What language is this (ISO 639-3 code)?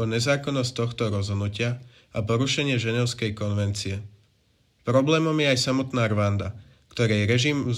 slk